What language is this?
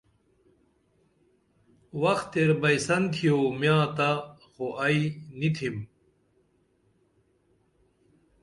Dameli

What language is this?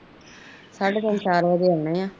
Punjabi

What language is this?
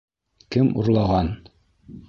Bashkir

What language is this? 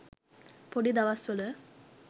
Sinhala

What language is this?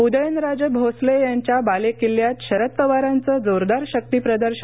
Marathi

